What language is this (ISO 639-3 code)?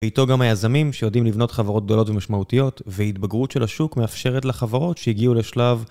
heb